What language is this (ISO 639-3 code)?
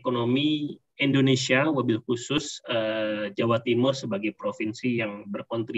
ind